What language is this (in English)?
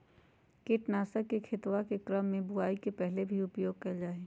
Magahi